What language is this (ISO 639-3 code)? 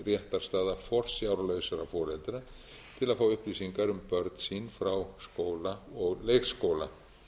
isl